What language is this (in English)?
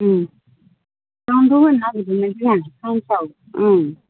Bodo